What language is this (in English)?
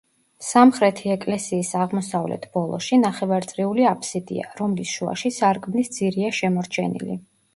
Georgian